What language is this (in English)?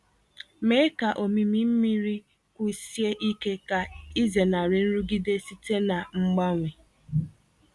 Igbo